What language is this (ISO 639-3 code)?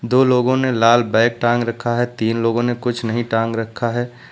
hin